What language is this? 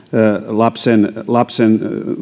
Finnish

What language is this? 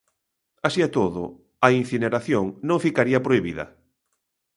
Galician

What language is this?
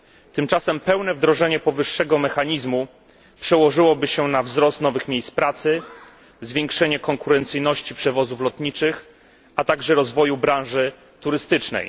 Polish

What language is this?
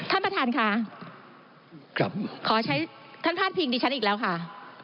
Thai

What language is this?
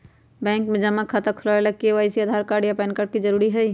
Magahi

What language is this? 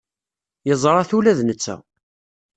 Kabyle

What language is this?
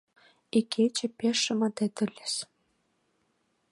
Mari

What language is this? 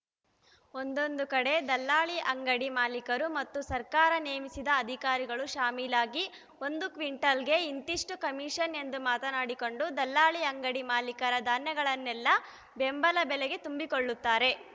Kannada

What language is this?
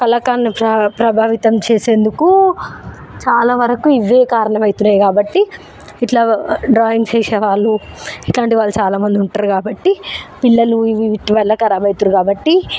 Telugu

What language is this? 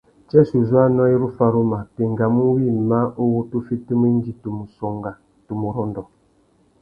Tuki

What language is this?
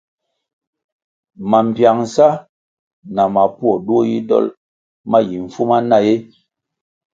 Kwasio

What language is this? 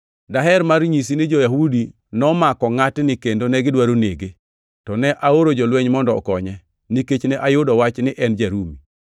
Luo (Kenya and Tanzania)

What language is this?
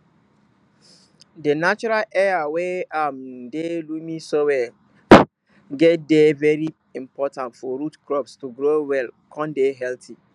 Nigerian Pidgin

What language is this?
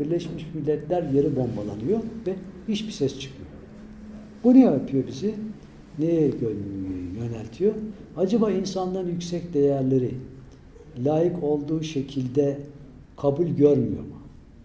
Turkish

